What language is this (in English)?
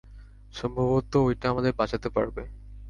Bangla